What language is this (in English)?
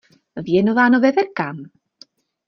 Czech